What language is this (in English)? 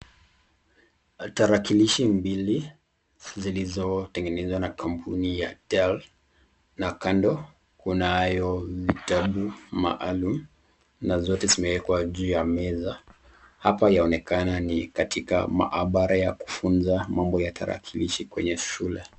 Swahili